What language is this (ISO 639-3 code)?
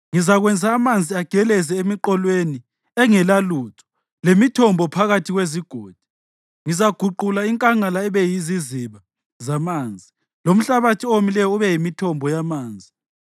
nde